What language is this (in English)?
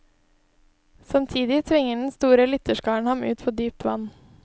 Norwegian